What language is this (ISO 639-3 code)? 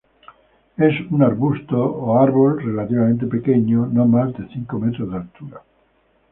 spa